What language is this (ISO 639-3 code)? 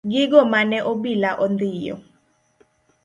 luo